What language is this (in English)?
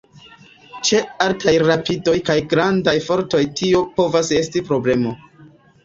Esperanto